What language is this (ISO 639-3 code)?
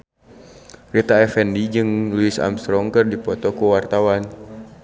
sun